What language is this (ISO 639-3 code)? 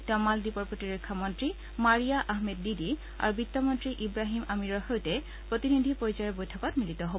asm